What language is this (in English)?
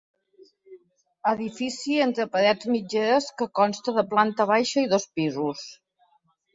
Catalan